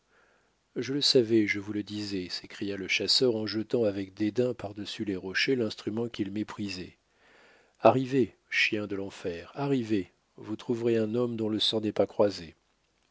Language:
French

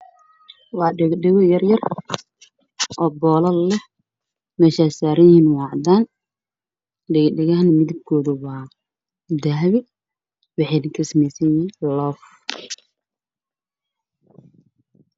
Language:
Somali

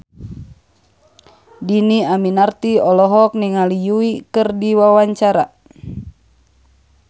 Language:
Sundanese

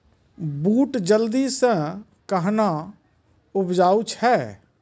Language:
Maithili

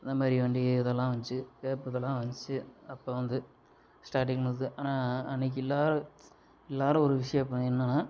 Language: Tamil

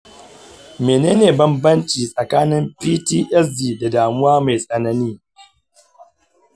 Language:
Hausa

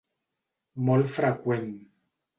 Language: Catalan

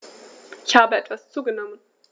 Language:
German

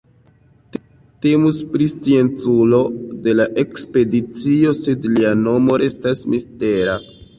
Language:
Esperanto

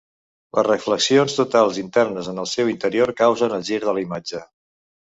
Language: Catalan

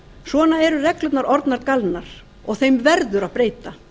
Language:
Icelandic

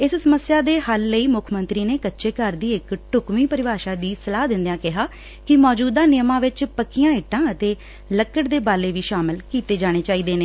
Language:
Punjabi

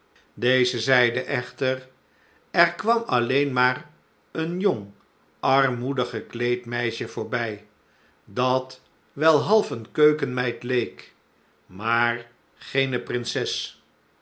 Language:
Dutch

